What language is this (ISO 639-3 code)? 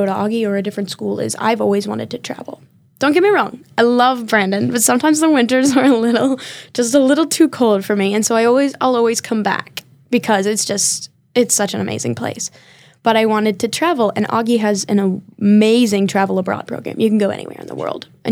eng